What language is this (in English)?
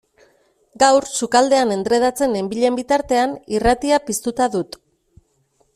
Basque